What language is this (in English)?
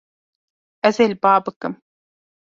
Kurdish